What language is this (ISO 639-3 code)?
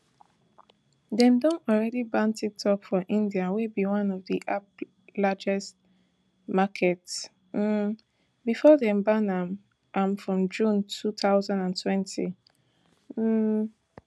pcm